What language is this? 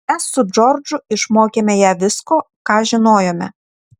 Lithuanian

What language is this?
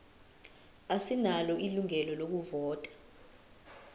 Zulu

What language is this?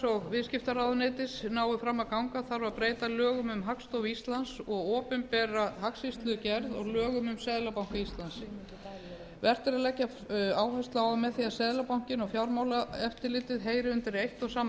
Icelandic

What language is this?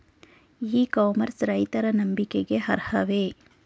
Kannada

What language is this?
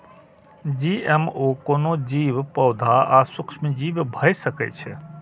Maithili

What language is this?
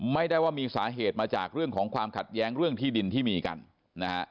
Thai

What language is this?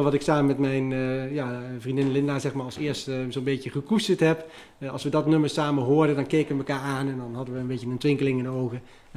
Dutch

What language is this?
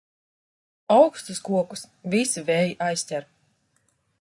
Latvian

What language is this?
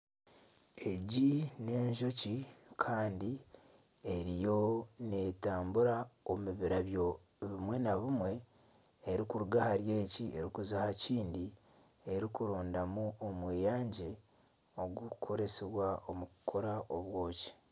Nyankole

